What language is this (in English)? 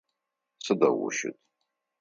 Adyghe